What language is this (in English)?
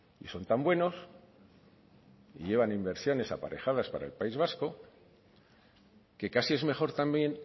Spanish